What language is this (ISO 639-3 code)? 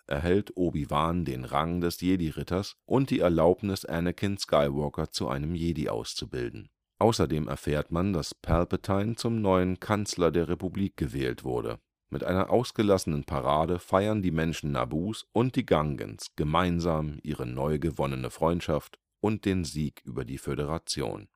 deu